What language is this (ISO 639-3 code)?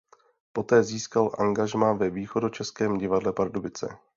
ces